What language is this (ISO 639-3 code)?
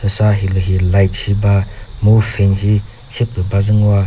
nri